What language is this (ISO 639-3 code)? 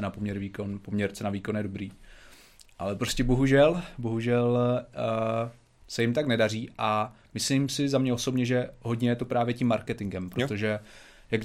ces